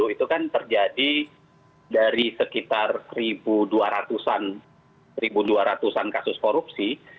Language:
Indonesian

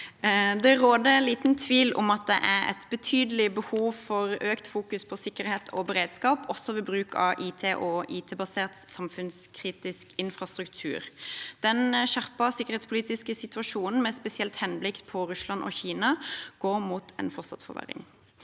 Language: Norwegian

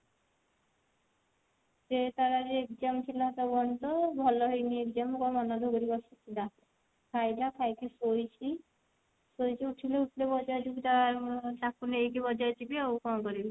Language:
Odia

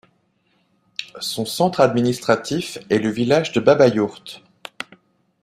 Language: French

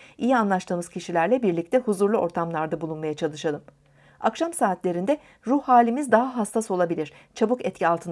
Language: Turkish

